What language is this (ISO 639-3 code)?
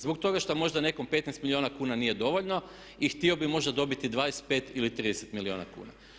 hrv